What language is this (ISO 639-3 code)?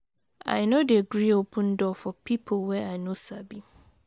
pcm